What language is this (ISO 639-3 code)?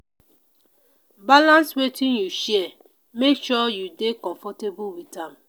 pcm